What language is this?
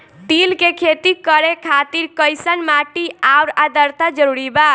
Bhojpuri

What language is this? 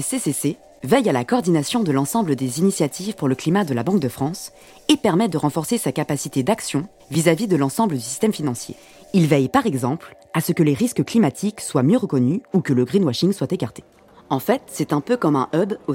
French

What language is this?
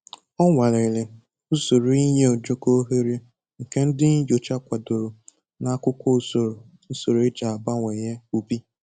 Igbo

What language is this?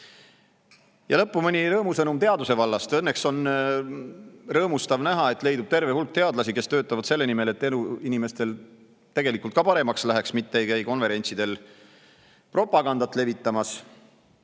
Estonian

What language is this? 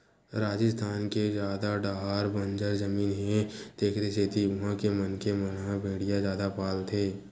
Chhattisgarhi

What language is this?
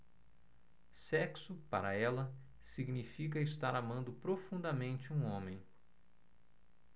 Portuguese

